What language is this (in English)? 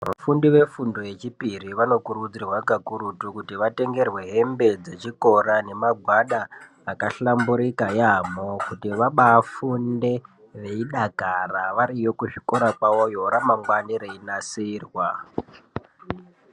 Ndau